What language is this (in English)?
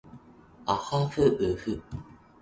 Japanese